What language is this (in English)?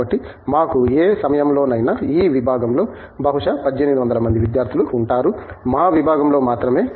Telugu